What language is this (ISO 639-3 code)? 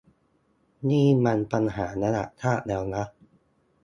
tha